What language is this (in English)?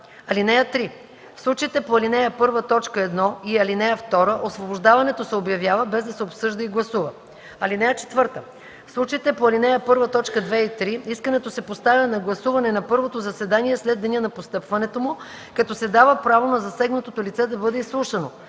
Bulgarian